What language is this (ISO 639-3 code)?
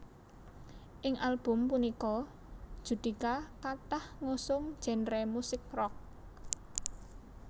jav